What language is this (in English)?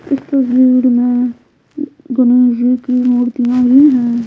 Hindi